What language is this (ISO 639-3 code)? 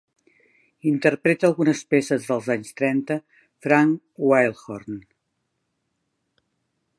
cat